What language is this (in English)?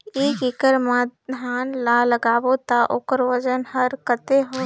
Chhattisgarhi